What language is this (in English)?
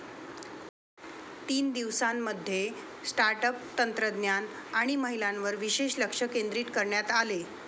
Marathi